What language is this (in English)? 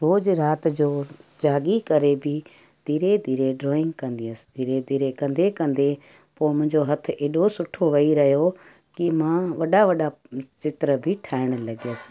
Sindhi